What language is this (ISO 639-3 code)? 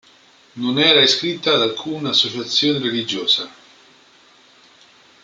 ita